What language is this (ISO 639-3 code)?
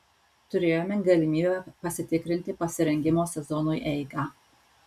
lit